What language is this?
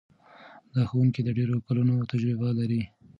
Pashto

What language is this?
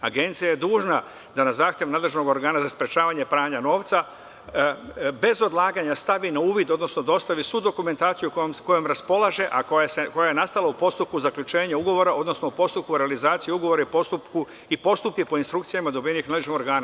Serbian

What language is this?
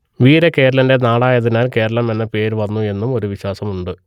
Malayalam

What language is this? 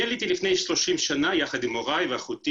Hebrew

